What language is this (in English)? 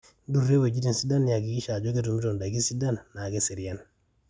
Masai